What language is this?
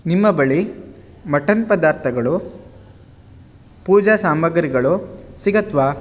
Kannada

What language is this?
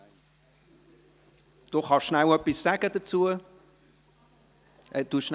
Swiss German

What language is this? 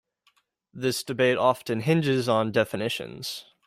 English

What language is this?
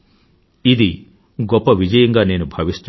Telugu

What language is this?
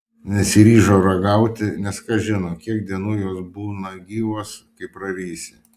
Lithuanian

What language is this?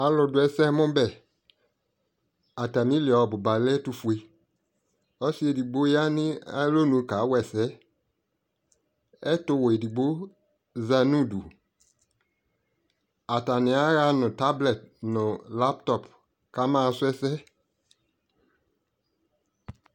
Ikposo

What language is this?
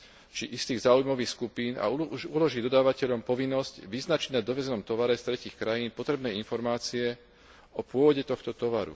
Slovak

